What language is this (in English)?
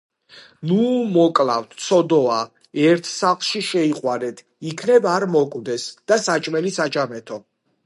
Georgian